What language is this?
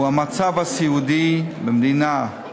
Hebrew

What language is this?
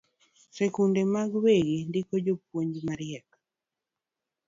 Luo (Kenya and Tanzania)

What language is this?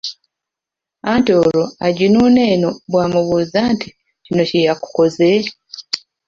Ganda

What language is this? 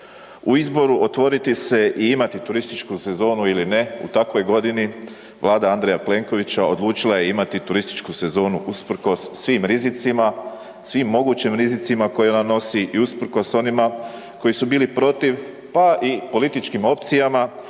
Croatian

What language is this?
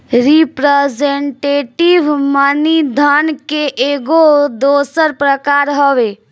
Bhojpuri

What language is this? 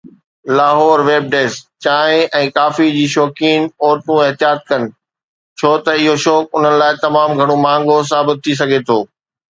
Sindhi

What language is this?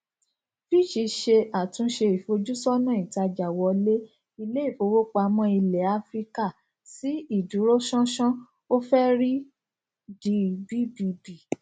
Yoruba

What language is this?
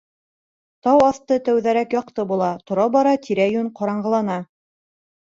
Bashkir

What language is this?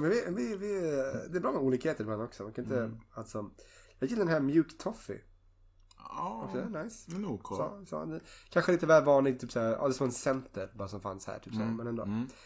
Swedish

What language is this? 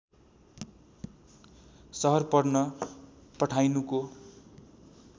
Nepali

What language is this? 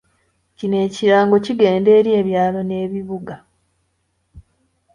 Ganda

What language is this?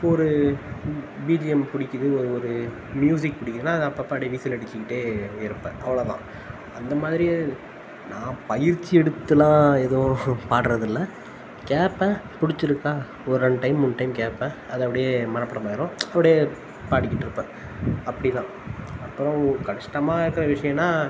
Tamil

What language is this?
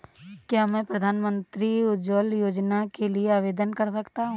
Hindi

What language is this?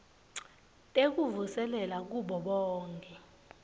Swati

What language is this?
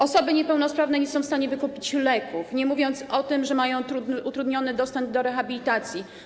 Polish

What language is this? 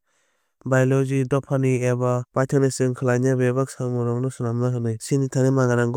Kok Borok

